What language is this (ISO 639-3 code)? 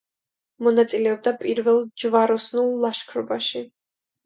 kat